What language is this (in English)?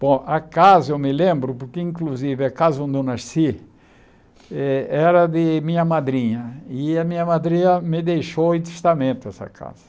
Portuguese